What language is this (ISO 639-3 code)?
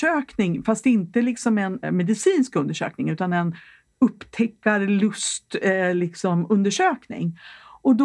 swe